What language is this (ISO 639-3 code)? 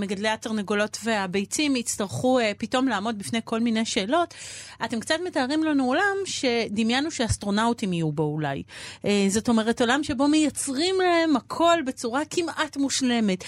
heb